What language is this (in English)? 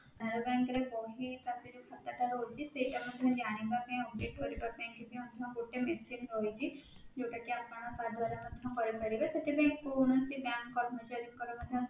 Odia